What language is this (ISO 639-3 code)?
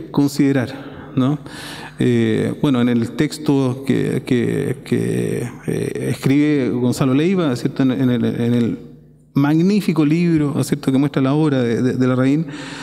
spa